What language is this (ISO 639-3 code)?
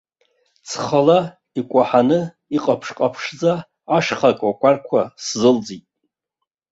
abk